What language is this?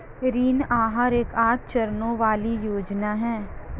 Hindi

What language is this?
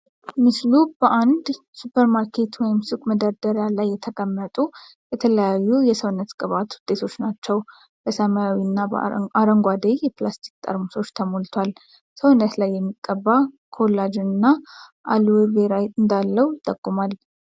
Amharic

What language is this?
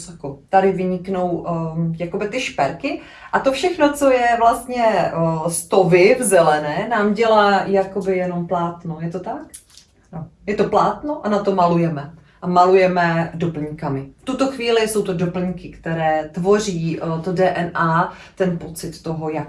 Czech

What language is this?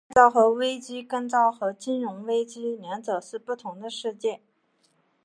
Chinese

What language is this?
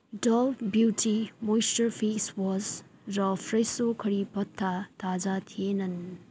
Nepali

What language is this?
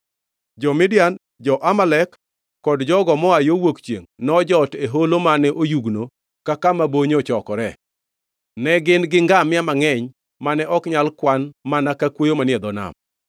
Luo (Kenya and Tanzania)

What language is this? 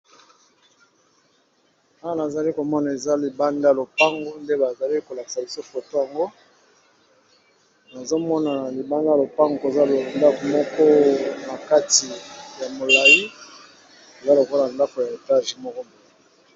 Lingala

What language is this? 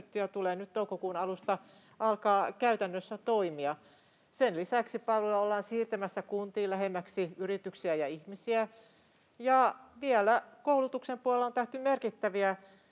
Finnish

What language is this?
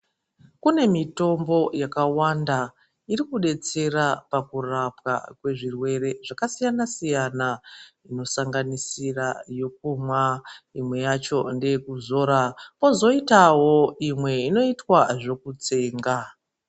Ndau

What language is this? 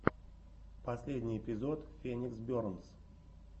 Russian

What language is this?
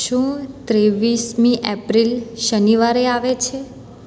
Gujarati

